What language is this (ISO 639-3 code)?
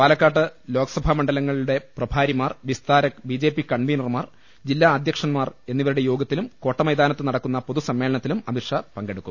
mal